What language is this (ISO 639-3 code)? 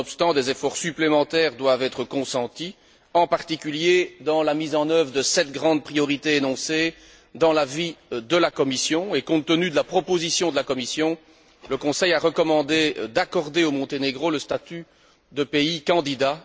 fra